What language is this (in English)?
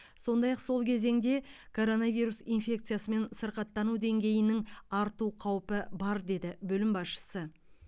Kazakh